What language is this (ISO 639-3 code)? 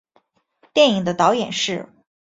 zho